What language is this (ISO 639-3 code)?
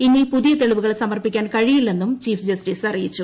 mal